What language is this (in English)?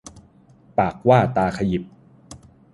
Thai